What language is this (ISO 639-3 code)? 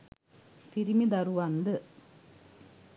sin